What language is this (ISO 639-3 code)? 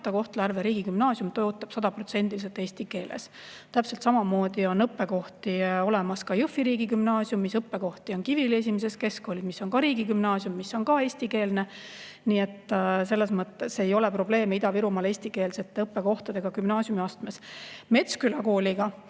est